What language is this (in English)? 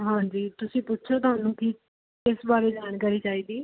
Punjabi